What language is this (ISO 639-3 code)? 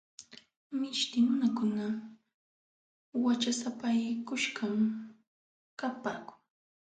qxw